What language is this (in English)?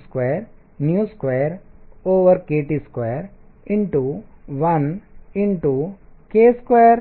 Telugu